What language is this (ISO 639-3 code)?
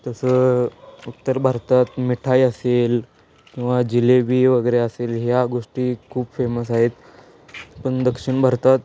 mar